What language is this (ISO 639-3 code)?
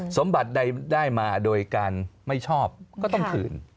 tha